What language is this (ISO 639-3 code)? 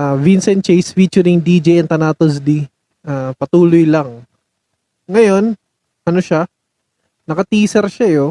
fil